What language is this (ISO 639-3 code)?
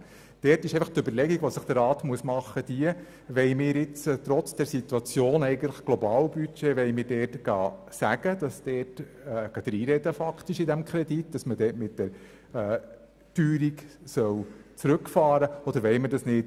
gsw